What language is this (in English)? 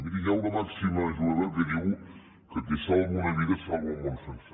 Catalan